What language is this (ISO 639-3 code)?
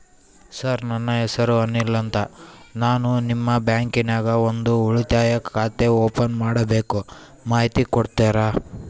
kan